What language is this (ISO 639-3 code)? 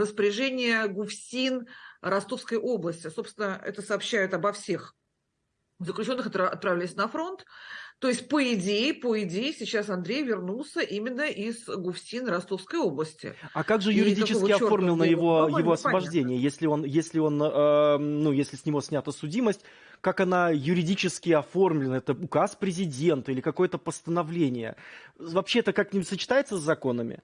rus